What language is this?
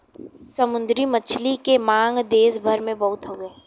Bhojpuri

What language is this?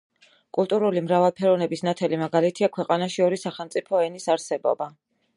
Georgian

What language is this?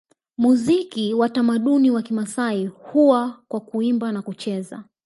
Swahili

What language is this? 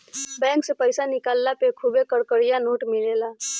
Bhojpuri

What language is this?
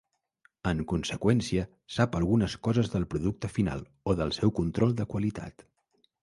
Catalan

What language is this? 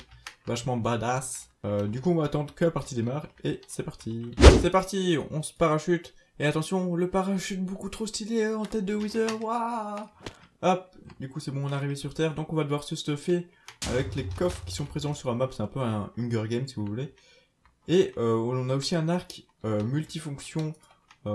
French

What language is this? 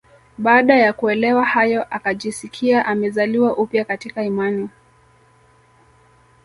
Swahili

